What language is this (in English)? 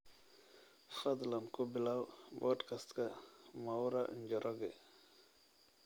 Somali